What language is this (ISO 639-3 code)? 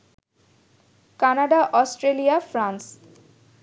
ben